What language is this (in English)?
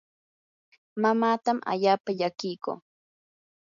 Yanahuanca Pasco Quechua